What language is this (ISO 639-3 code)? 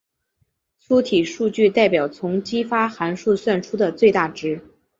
zho